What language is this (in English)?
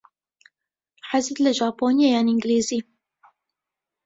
Central Kurdish